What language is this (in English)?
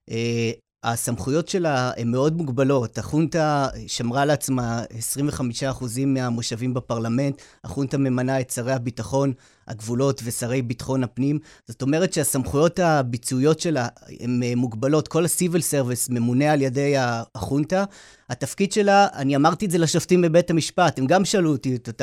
Hebrew